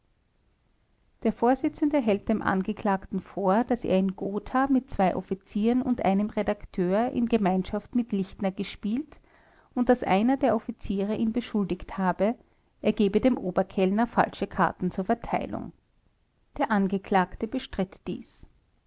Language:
German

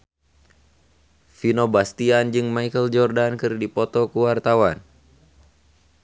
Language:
Sundanese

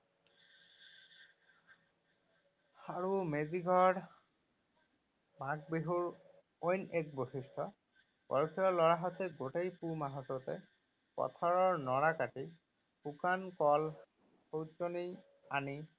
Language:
Assamese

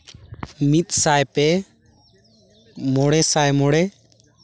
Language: Santali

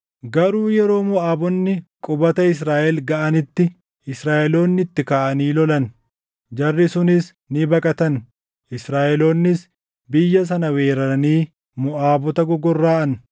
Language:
Oromo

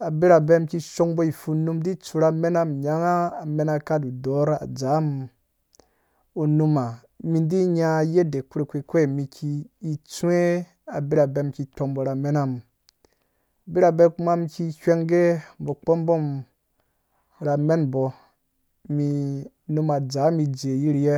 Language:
Dũya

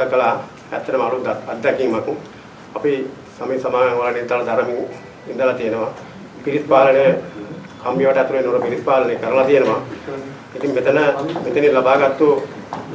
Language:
Sinhala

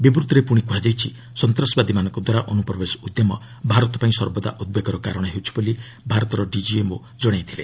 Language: Odia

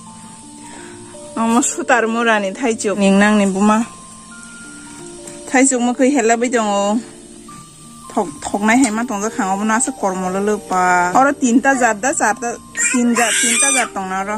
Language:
Thai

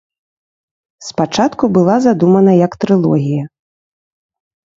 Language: Belarusian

